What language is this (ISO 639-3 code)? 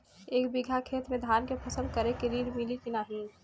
bho